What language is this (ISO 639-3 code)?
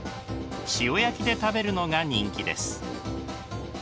jpn